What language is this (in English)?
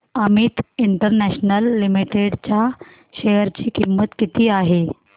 Marathi